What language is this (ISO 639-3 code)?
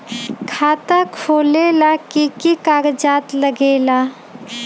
mag